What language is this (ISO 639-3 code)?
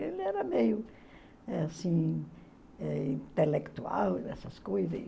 por